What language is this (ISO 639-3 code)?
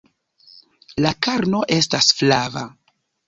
epo